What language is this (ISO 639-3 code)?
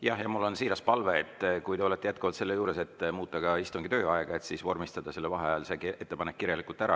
est